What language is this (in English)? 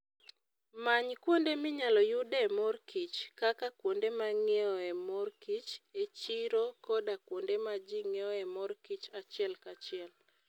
Luo (Kenya and Tanzania)